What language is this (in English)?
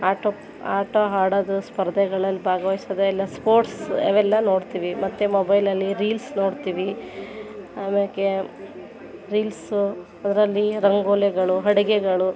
Kannada